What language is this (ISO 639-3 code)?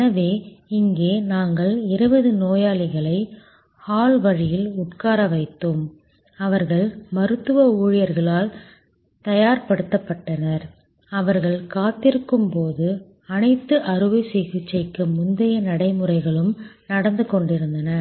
tam